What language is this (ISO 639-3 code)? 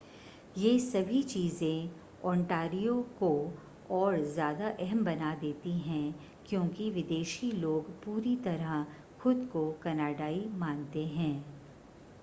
hin